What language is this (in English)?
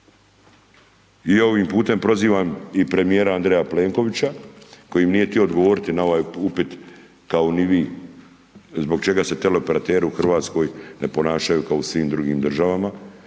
Croatian